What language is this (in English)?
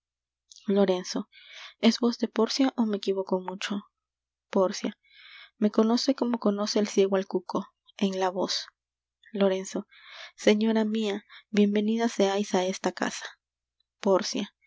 Spanish